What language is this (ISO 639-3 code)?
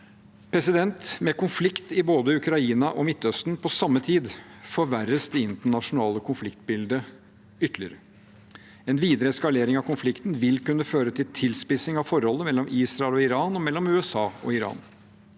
nor